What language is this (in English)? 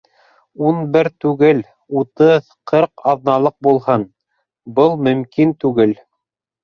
Bashkir